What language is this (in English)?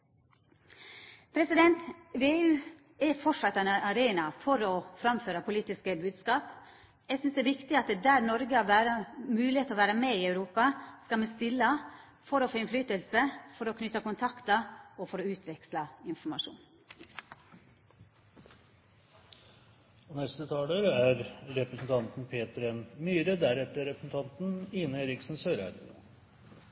Norwegian